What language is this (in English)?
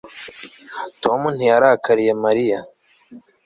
Kinyarwanda